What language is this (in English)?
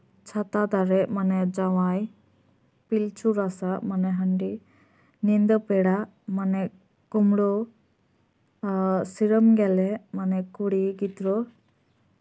Santali